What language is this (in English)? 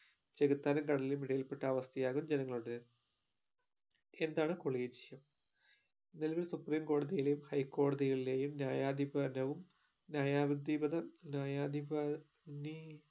Malayalam